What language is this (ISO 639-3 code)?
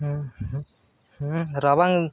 sat